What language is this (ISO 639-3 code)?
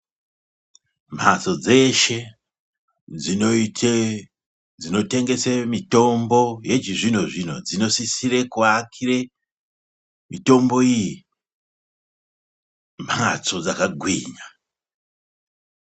ndc